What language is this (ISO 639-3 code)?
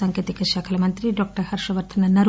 tel